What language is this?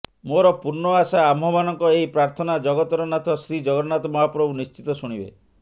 Odia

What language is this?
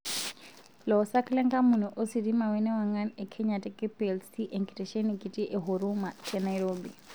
Masai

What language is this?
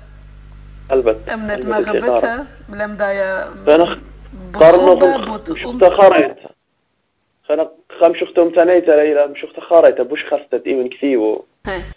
Arabic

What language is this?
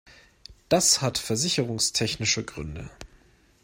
German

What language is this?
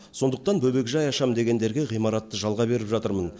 Kazakh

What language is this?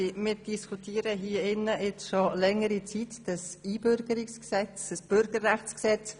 Swiss German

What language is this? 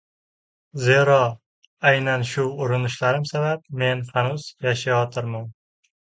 Uzbek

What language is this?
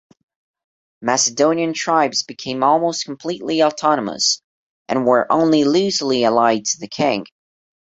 English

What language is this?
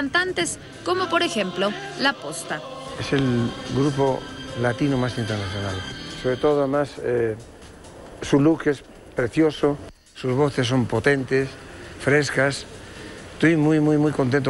Spanish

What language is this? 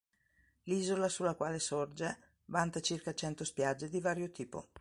Italian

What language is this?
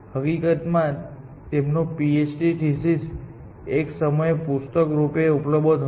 Gujarati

